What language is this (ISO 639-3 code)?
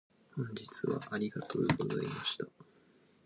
jpn